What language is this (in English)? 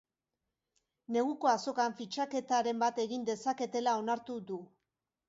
Basque